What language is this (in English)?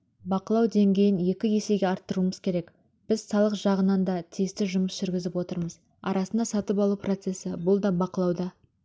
Kazakh